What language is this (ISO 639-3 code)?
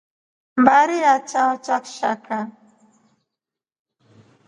rof